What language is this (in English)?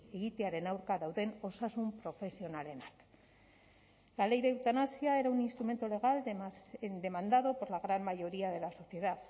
Spanish